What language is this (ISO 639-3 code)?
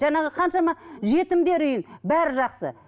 kaz